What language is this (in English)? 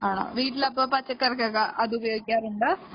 Malayalam